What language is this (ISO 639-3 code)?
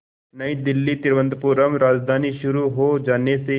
hin